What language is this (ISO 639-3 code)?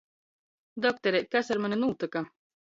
ltg